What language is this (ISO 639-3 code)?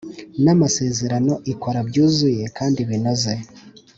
kin